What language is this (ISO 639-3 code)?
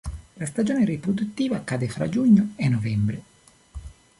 ita